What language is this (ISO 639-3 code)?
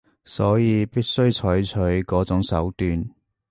yue